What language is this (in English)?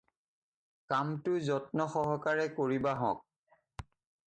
Assamese